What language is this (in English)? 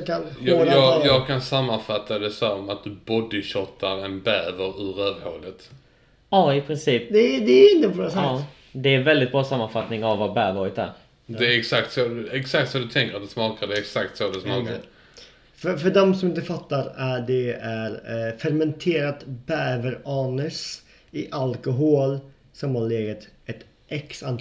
Swedish